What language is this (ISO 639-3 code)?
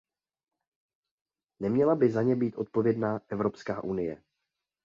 ces